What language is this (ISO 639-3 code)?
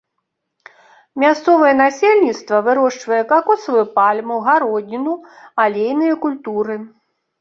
bel